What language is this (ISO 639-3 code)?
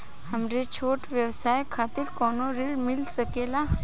bho